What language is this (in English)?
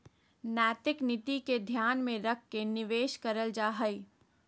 Magahi